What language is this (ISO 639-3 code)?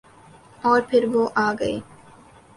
urd